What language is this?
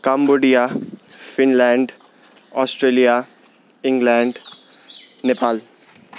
Nepali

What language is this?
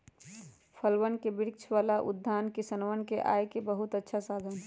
Magahi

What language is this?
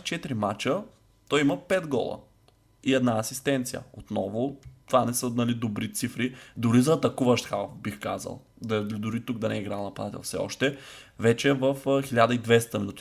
Bulgarian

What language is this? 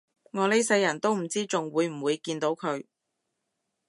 Cantonese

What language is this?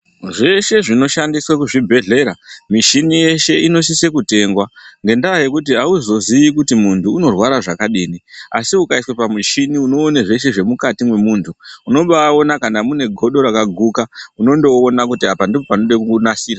Ndau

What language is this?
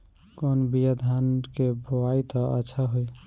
Bhojpuri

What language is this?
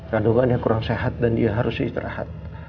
Indonesian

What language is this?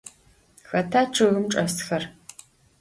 Adyghe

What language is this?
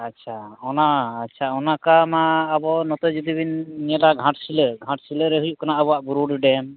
Santali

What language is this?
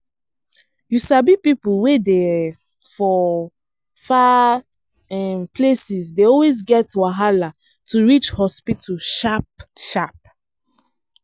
Nigerian Pidgin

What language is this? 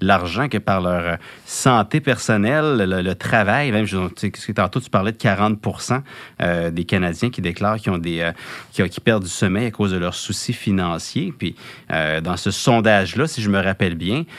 French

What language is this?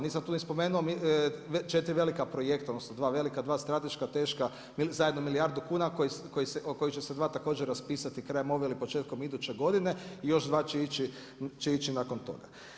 Croatian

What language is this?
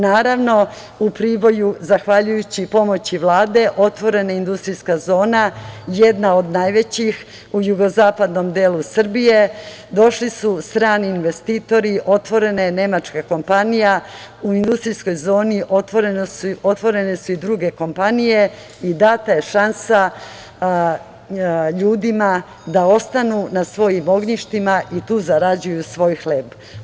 Serbian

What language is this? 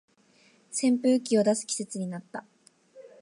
Japanese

